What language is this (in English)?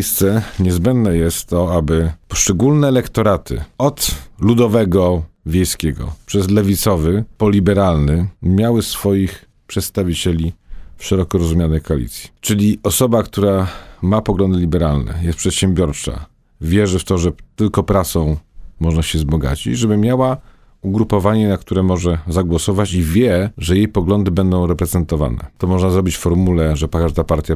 Polish